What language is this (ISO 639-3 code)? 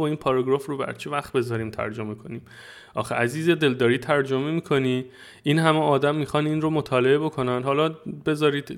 fas